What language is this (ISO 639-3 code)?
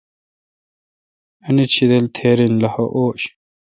xka